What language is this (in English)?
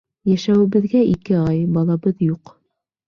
Bashkir